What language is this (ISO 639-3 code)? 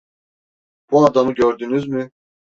tur